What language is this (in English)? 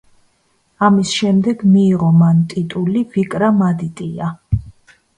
Georgian